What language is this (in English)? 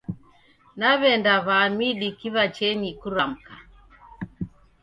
Taita